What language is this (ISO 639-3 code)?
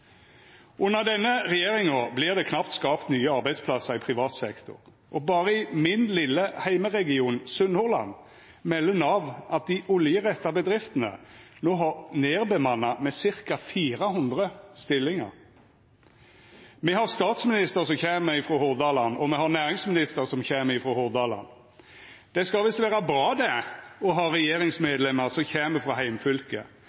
nno